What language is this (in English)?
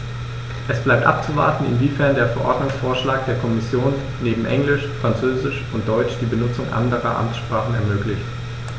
German